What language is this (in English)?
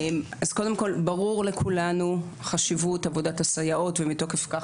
Hebrew